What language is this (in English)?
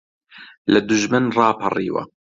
Central Kurdish